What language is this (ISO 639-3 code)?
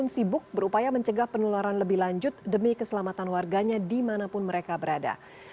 ind